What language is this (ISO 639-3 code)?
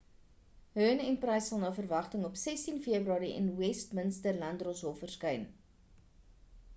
afr